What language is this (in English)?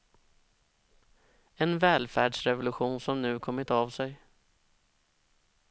Swedish